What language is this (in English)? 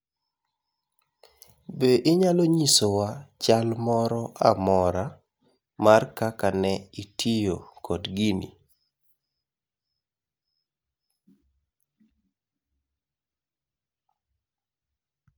Luo (Kenya and Tanzania)